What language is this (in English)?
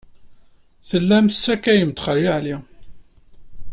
Kabyle